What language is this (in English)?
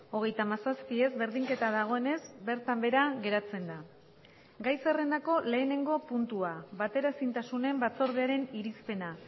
Basque